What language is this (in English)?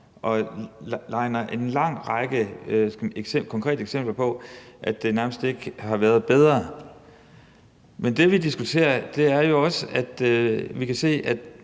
Danish